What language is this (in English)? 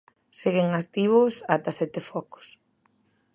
Galician